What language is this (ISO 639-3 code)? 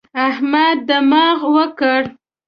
pus